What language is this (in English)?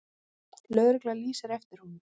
Icelandic